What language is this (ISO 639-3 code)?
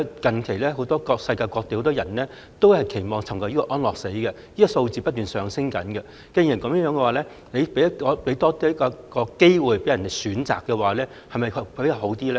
yue